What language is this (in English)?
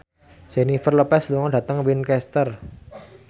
Javanese